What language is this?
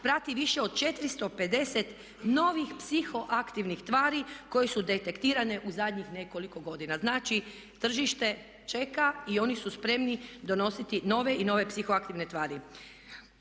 Croatian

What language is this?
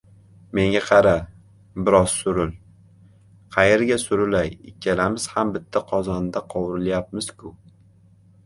Uzbek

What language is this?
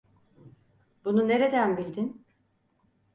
Turkish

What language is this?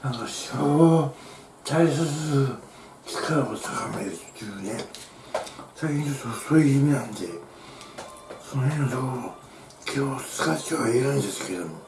Japanese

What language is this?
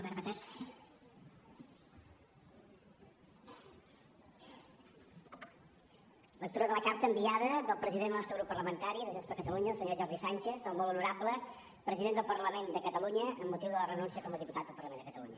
Catalan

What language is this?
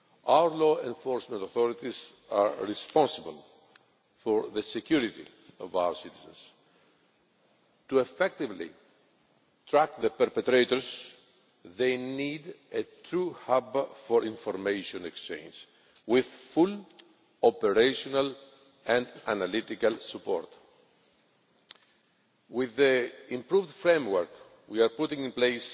English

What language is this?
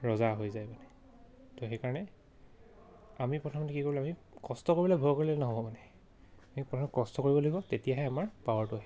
Assamese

